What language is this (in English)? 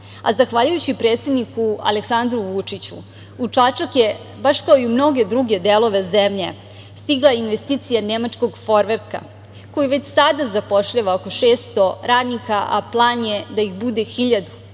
Serbian